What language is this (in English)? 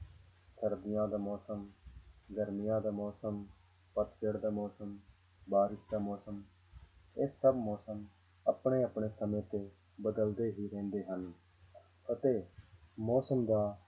Punjabi